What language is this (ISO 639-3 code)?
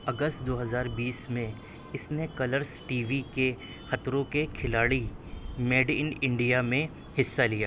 urd